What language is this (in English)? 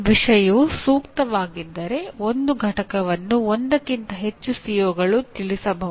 Kannada